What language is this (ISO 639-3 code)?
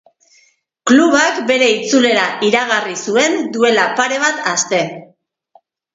eus